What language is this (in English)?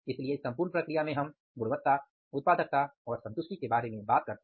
Hindi